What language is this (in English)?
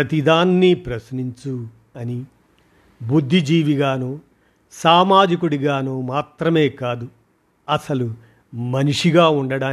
Telugu